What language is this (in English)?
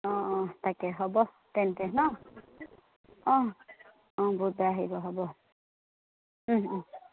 Assamese